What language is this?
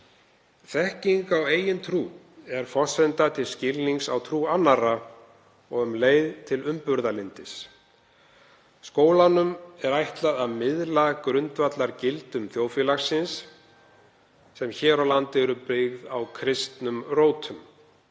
Icelandic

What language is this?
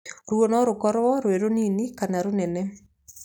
Kikuyu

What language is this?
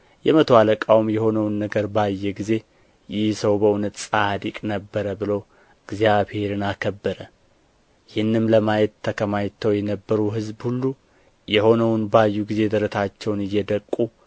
Amharic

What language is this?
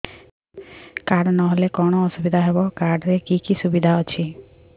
Odia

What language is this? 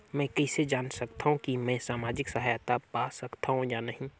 Chhattisgarhi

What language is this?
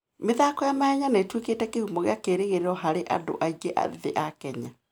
Kikuyu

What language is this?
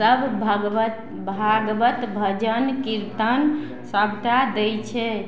Maithili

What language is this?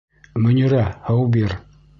Bashkir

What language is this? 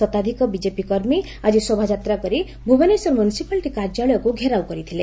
Odia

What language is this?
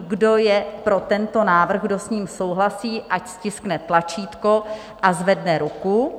Czech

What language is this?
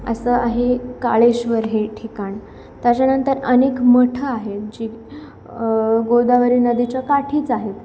Marathi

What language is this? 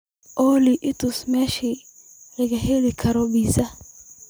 Somali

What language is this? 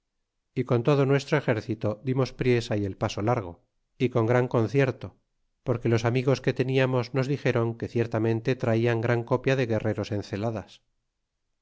Spanish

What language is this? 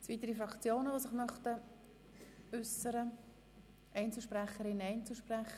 Swiss German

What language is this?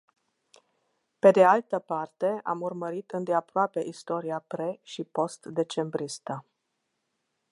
Romanian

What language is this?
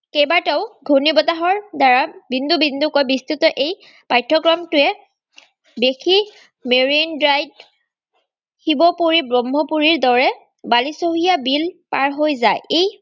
Assamese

